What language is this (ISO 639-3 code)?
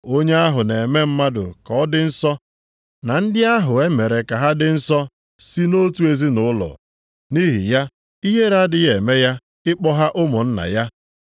ibo